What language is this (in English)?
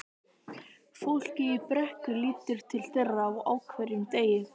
Icelandic